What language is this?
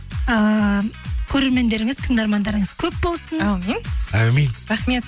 Kazakh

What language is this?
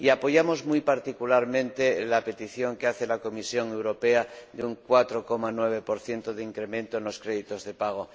Spanish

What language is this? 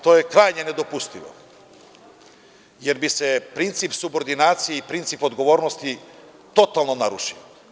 Serbian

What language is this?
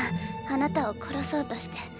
Japanese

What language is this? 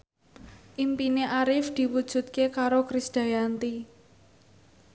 Javanese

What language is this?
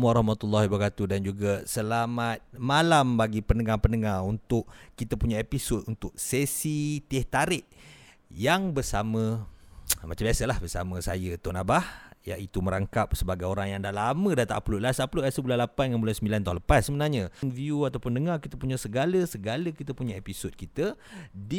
Malay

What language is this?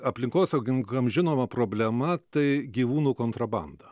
Lithuanian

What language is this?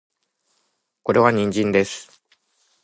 Japanese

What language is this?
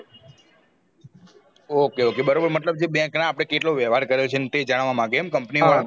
Gujarati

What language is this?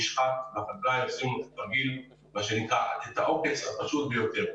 Hebrew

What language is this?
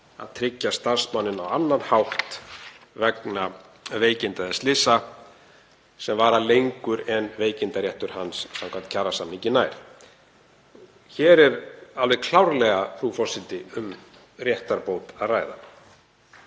Icelandic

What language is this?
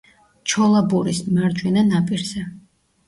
Georgian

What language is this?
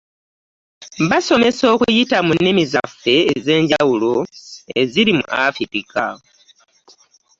Ganda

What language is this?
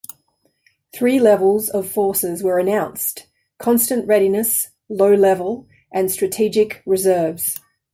English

